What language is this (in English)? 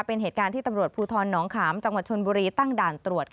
Thai